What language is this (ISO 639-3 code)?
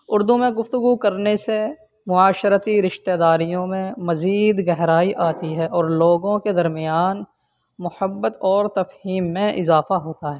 urd